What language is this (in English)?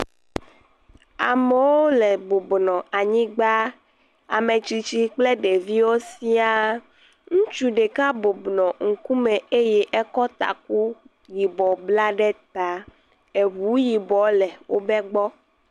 Ewe